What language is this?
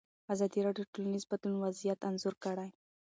Pashto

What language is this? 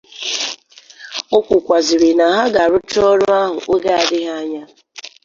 Igbo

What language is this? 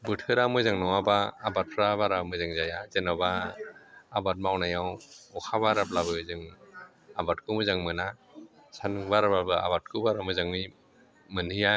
Bodo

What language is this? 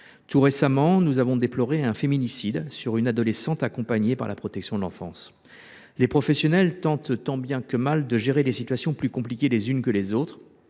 French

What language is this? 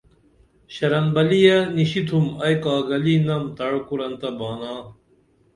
Dameli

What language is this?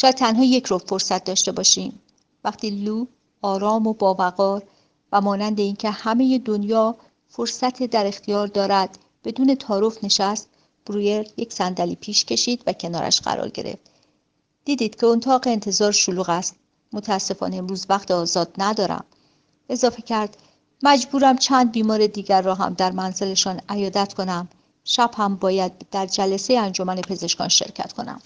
Persian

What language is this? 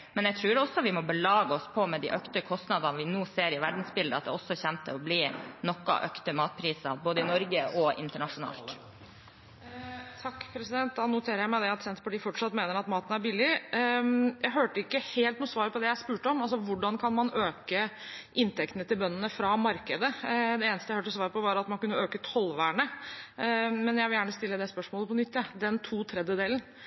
Norwegian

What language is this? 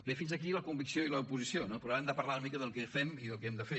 Catalan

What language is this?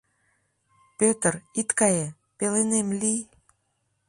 Mari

